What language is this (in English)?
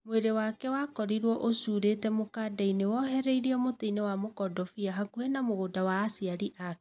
Kikuyu